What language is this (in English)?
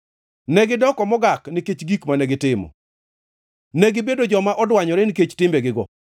Luo (Kenya and Tanzania)